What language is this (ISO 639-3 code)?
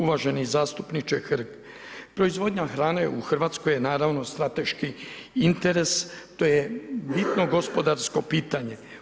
hrv